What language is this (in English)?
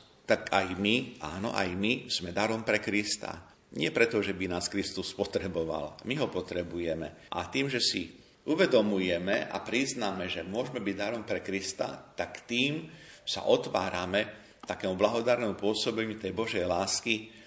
Slovak